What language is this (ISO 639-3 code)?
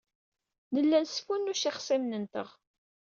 kab